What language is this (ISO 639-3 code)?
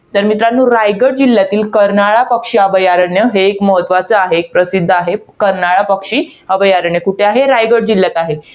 mar